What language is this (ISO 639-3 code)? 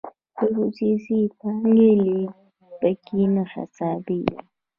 pus